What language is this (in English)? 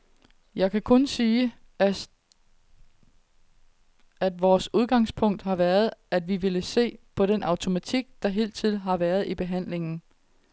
Danish